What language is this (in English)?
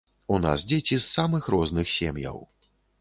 Belarusian